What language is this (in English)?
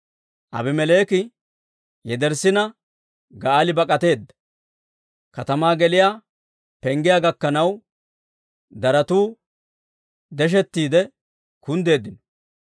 Dawro